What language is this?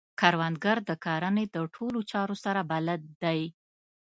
Pashto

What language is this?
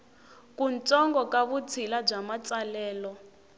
Tsonga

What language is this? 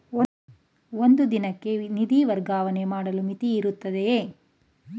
Kannada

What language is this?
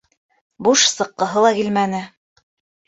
Bashkir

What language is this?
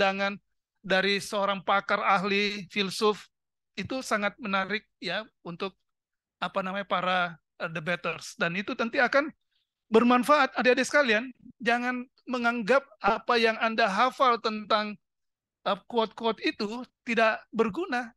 Indonesian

